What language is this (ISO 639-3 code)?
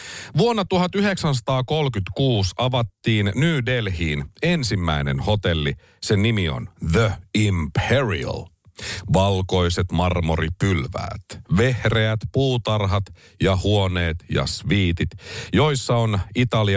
fin